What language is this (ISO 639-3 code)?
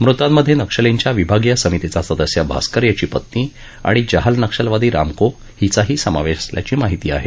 mar